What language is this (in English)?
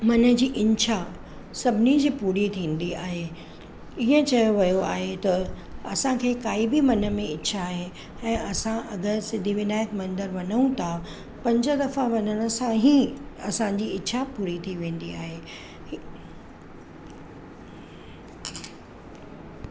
Sindhi